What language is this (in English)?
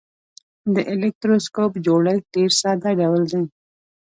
Pashto